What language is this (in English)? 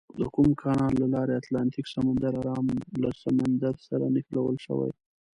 Pashto